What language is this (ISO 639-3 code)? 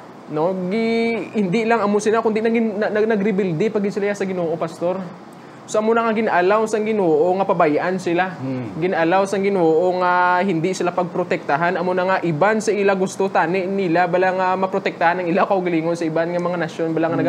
fil